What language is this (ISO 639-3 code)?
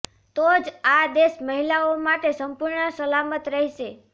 guj